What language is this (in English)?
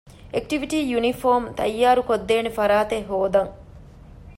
Divehi